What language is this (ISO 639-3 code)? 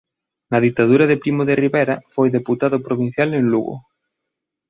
glg